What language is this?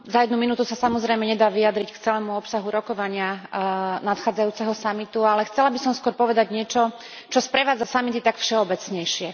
Slovak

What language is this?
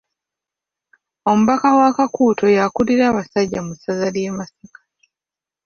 Ganda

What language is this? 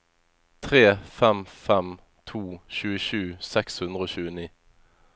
Norwegian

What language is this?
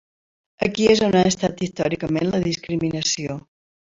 Catalan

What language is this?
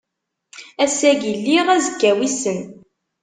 Kabyle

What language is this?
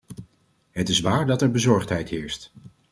Dutch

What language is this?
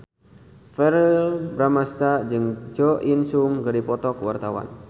Sundanese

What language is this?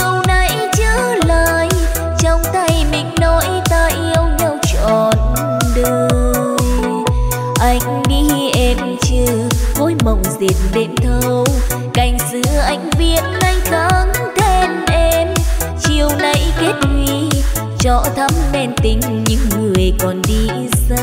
Vietnamese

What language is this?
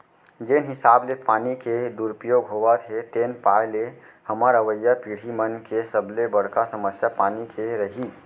Chhattisgarhi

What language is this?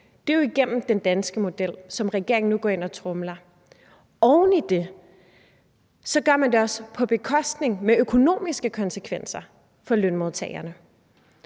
Danish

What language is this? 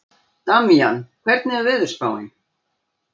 Icelandic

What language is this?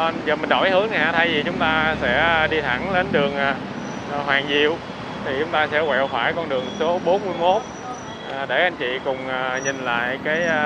Vietnamese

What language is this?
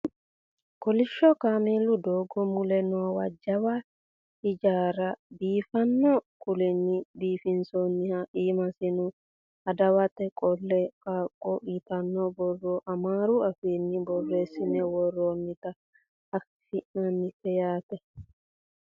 Sidamo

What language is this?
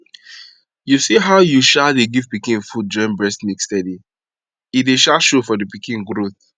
Nigerian Pidgin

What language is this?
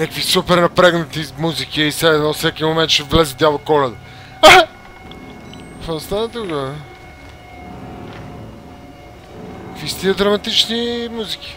Bulgarian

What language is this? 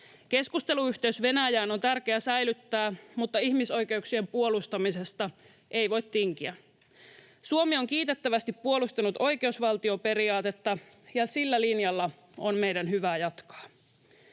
Finnish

